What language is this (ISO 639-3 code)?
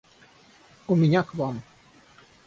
rus